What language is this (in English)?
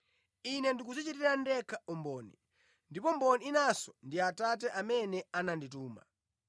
Nyanja